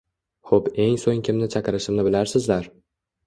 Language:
Uzbek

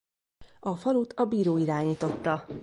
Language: Hungarian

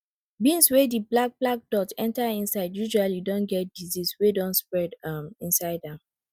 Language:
Nigerian Pidgin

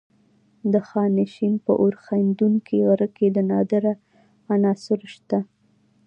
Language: Pashto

